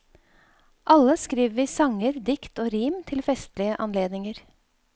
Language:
Norwegian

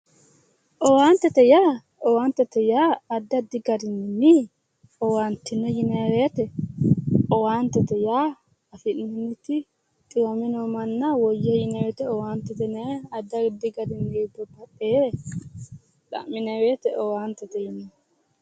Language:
Sidamo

